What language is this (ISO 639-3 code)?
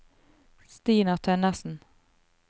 nor